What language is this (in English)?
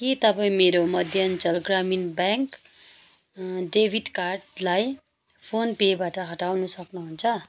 Nepali